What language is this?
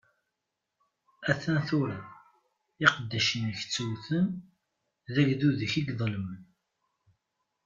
Kabyle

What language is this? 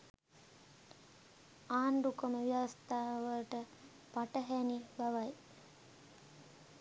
Sinhala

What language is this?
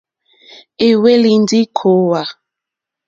Mokpwe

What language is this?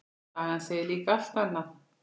Icelandic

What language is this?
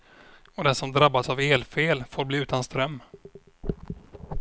Swedish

